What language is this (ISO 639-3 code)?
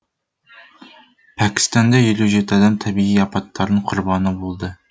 kaz